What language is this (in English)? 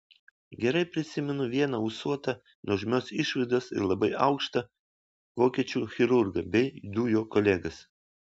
Lithuanian